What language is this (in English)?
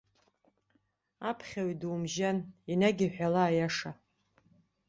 Abkhazian